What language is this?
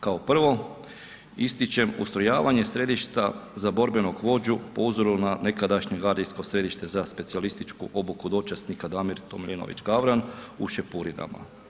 Croatian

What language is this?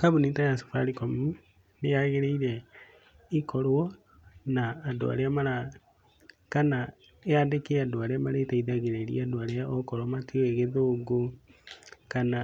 Kikuyu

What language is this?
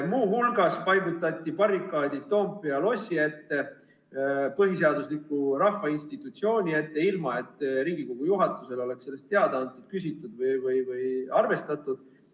Estonian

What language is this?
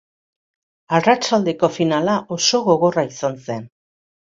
Basque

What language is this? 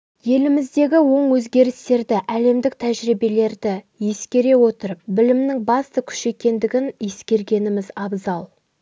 Kazakh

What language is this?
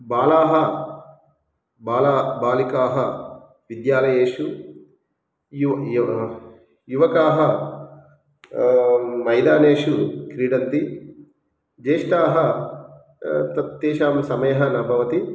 Sanskrit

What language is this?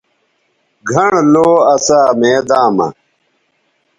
Bateri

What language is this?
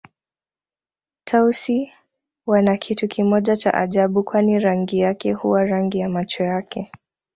Swahili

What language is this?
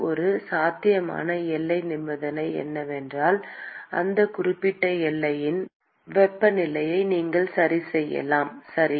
Tamil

